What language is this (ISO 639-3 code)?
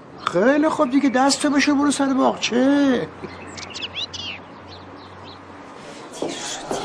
fas